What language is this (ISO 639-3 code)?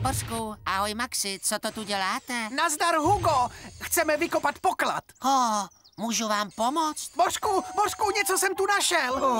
ces